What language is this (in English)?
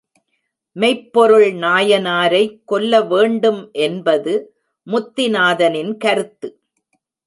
Tamil